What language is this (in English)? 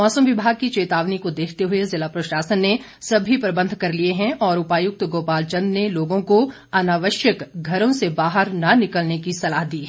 Hindi